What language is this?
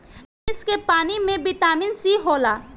Bhojpuri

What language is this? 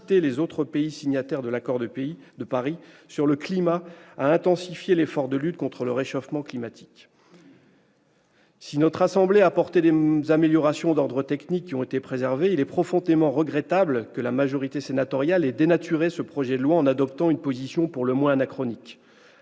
French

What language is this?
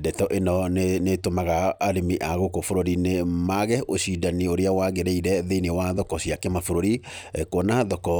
Kikuyu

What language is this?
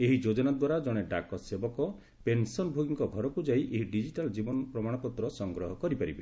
Odia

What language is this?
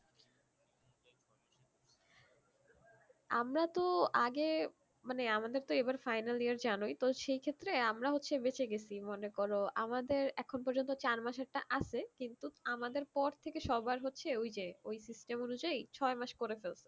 Bangla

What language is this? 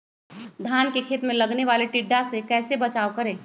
Magahi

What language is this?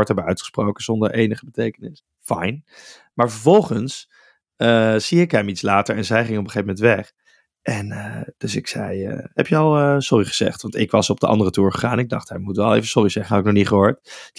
Dutch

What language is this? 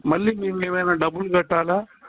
Telugu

